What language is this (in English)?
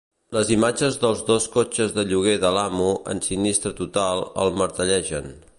Catalan